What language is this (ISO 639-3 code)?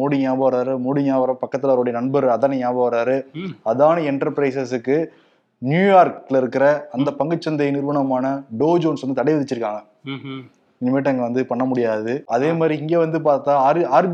tam